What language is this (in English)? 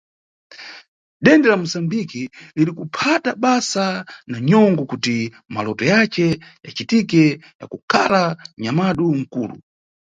Nyungwe